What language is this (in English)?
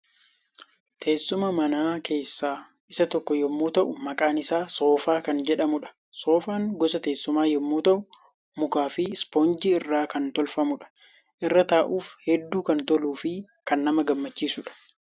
Oromo